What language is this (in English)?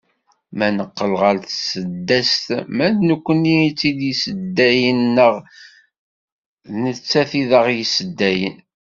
Kabyle